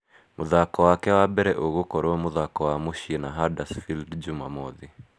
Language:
Kikuyu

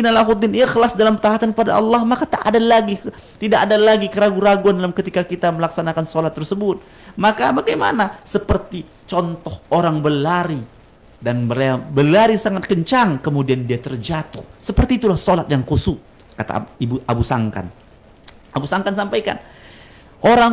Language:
Indonesian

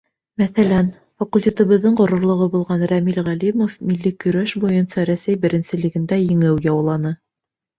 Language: Bashkir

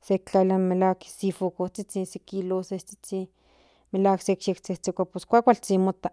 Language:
Central Nahuatl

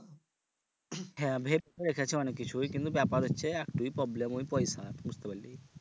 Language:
Bangla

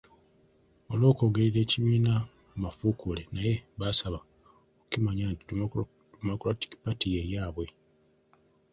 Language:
Ganda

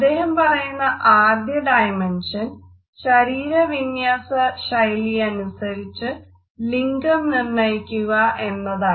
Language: Malayalam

